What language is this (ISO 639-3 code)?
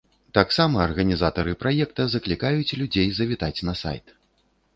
bel